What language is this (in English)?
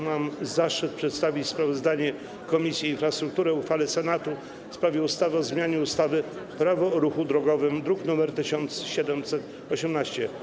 Polish